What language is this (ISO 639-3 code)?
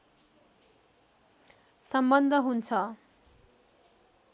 nep